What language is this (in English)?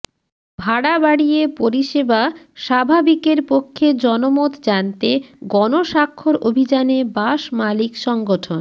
Bangla